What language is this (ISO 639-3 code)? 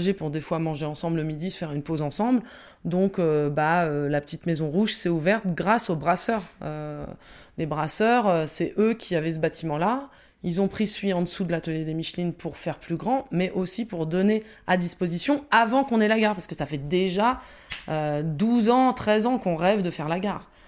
fra